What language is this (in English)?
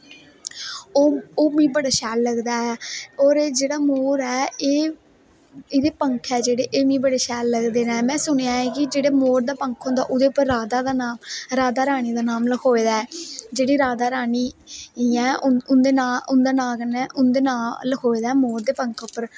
Dogri